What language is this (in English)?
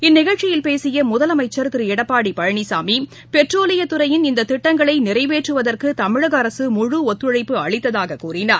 Tamil